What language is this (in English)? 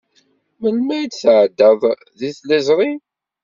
Kabyle